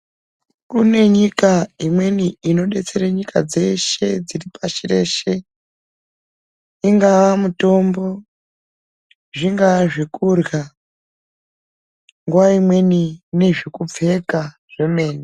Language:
Ndau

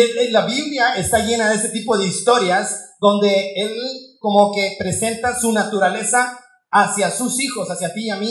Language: Spanish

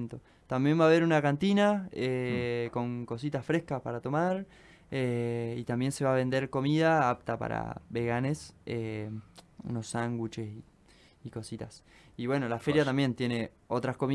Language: Spanish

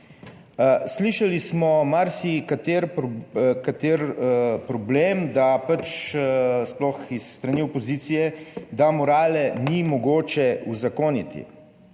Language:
Slovenian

